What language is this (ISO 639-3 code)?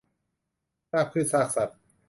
tha